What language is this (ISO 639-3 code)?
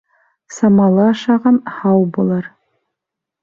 bak